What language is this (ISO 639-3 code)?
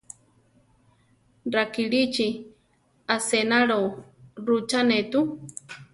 tar